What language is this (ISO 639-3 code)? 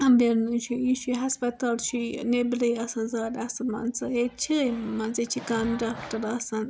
kas